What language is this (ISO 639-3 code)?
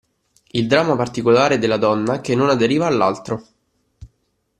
ita